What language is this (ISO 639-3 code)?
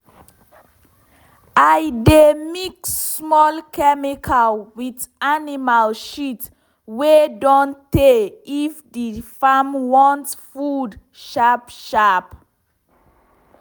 pcm